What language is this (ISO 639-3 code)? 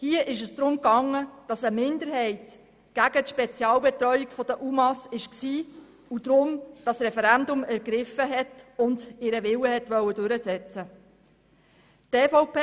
gsw